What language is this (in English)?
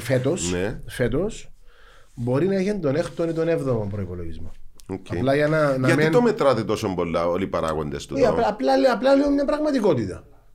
Greek